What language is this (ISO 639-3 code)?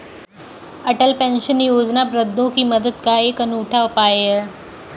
hin